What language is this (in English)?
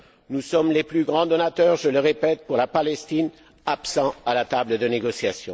French